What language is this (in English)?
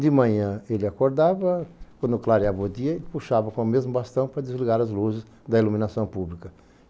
Portuguese